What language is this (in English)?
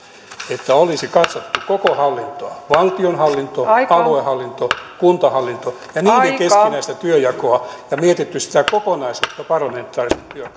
Finnish